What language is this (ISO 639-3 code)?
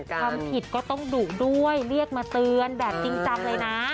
tha